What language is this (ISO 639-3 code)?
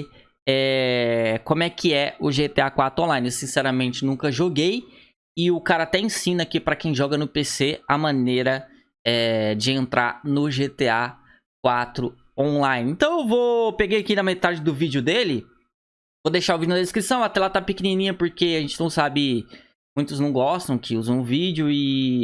por